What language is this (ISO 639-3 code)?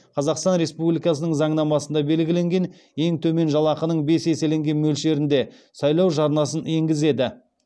kaz